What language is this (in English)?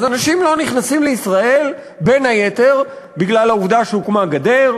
Hebrew